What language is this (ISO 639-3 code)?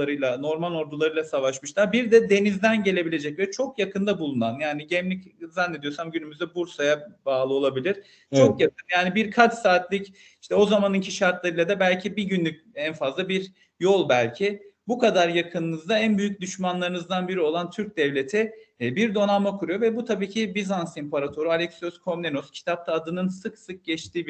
tur